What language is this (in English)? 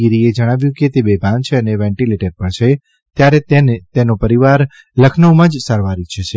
Gujarati